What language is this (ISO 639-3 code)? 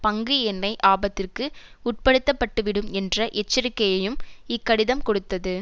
tam